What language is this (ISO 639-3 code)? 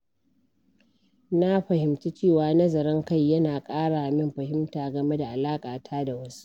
hau